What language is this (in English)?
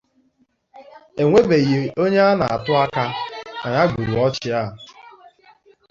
Igbo